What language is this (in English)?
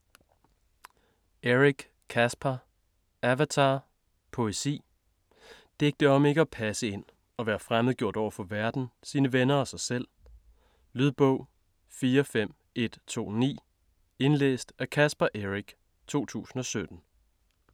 Danish